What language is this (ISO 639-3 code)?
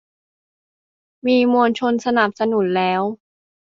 tha